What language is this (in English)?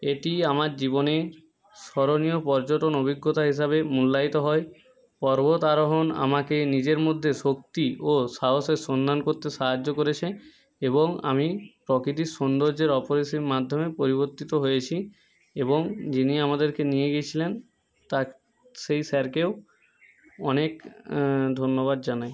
Bangla